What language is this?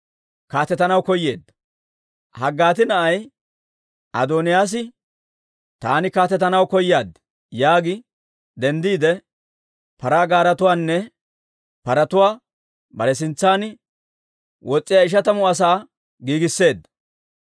Dawro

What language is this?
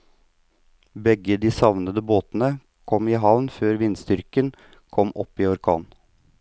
Norwegian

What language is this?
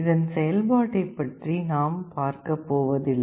Tamil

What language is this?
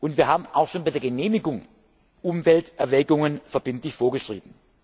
German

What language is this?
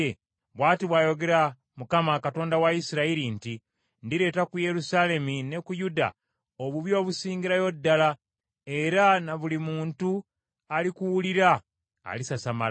Ganda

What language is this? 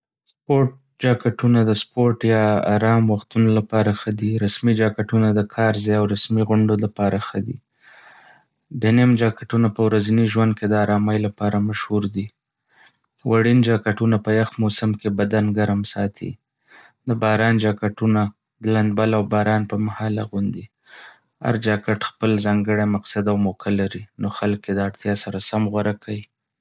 Pashto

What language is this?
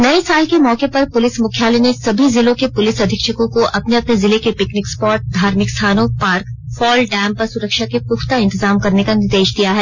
Hindi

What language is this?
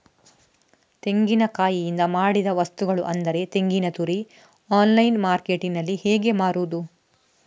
Kannada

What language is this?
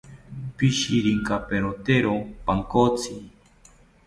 South Ucayali Ashéninka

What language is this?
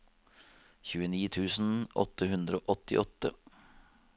Norwegian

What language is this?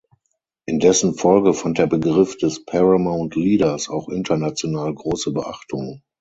German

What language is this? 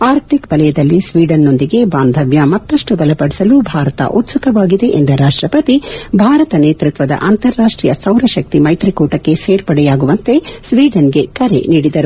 Kannada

